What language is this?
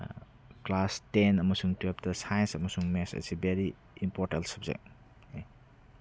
Manipuri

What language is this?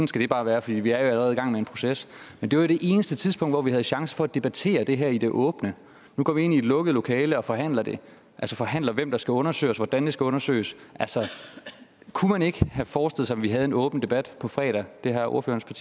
Danish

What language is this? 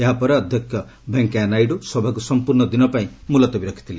Odia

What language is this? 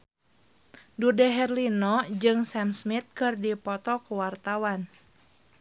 Sundanese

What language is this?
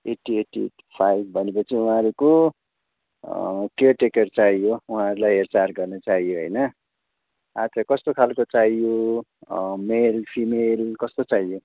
Nepali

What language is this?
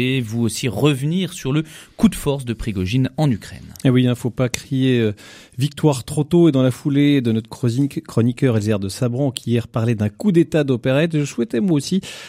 French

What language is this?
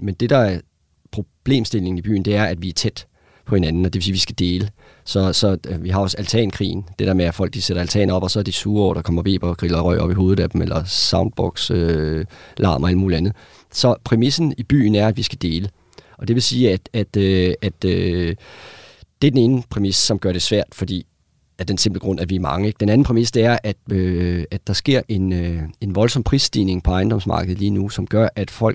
Danish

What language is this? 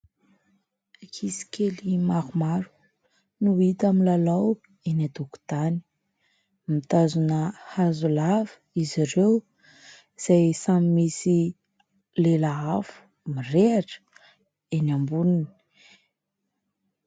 Malagasy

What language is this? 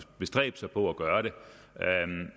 Danish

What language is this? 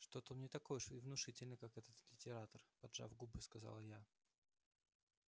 Russian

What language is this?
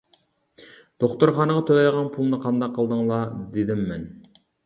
Uyghur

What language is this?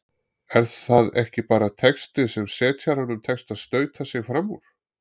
Icelandic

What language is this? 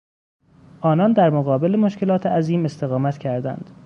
Persian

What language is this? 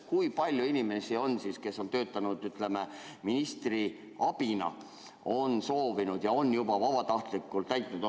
Estonian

